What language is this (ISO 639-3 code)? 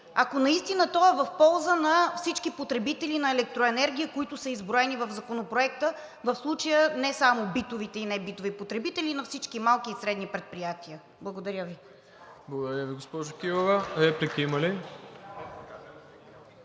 bul